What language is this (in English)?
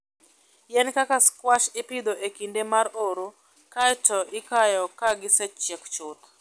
Luo (Kenya and Tanzania)